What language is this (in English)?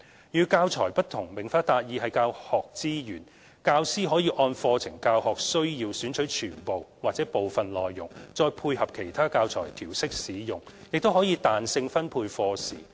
Cantonese